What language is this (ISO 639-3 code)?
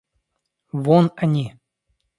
rus